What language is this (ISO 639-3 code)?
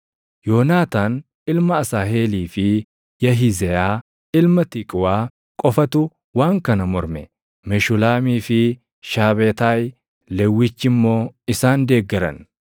orm